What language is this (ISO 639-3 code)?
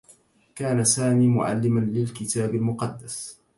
ara